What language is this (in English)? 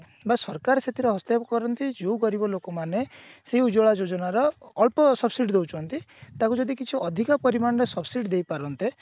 Odia